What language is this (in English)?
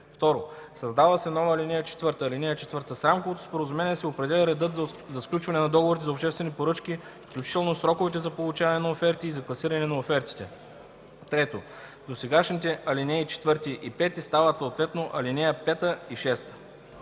Bulgarian